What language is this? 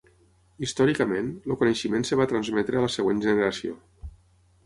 Catalan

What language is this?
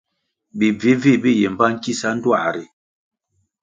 Kwasio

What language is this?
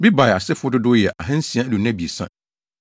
Akan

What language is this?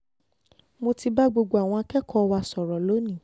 Yoruba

